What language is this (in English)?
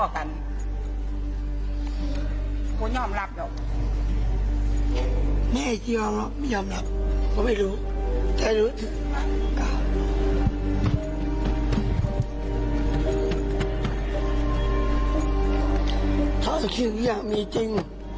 Thai